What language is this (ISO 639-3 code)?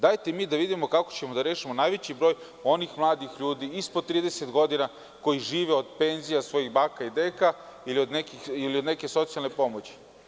srp